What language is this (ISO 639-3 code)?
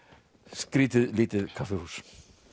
isl